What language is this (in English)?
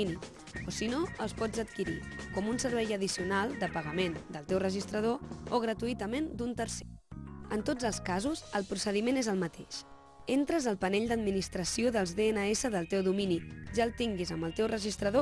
Catalan